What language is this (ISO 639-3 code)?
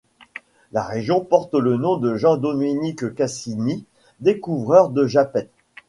fra